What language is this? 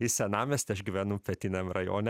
Lithuanian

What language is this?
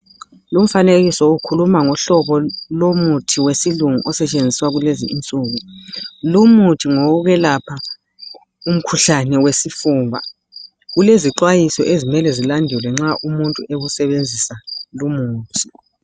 North Ndebele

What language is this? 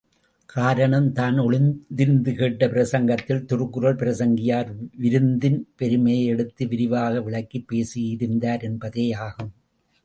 Tamil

